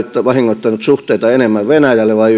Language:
Finnish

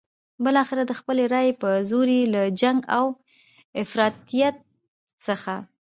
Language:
Pashto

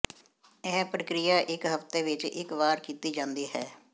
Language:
Punjabi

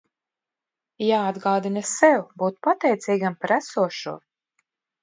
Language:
Latvian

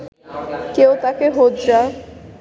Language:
Bangla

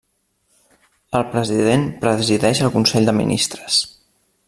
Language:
Catalan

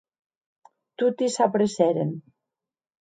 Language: Occitan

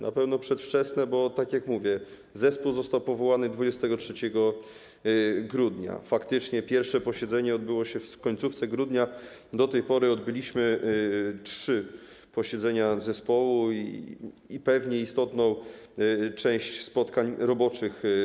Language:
Polish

